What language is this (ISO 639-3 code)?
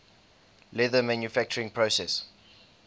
eng